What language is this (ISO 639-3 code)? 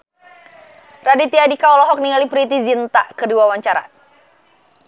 sun